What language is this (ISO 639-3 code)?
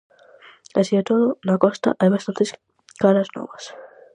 glg